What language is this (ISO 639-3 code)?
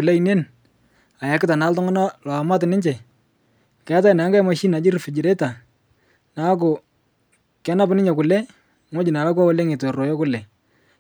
mas